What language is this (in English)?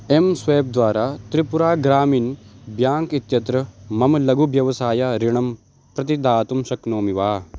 Sanskrit